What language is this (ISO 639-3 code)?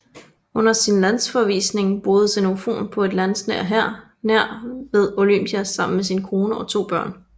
dan